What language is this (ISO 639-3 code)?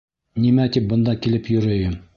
bak